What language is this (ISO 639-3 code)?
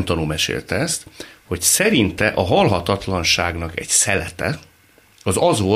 hun